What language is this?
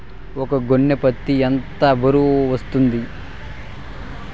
Telugu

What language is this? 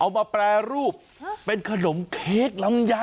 Thai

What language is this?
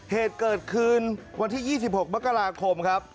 Thai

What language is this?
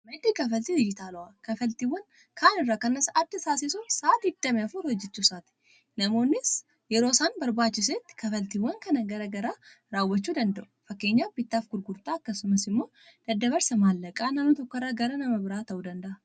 Oromo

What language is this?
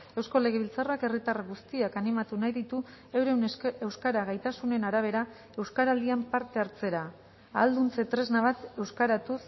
Basque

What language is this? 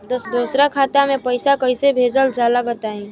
Bhojpuri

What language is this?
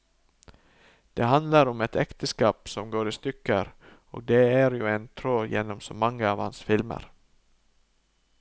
Norwegian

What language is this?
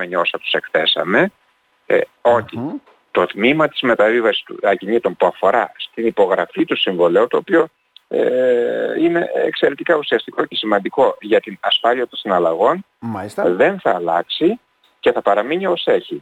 Greek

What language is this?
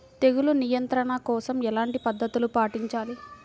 Telugu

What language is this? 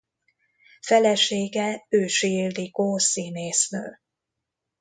Hungarian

